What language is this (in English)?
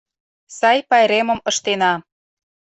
Mari